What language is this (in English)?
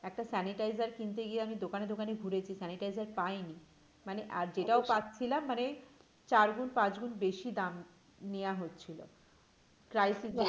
Bangla